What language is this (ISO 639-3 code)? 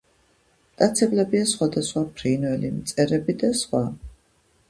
kat